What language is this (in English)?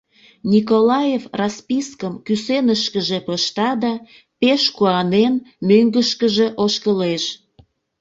Mari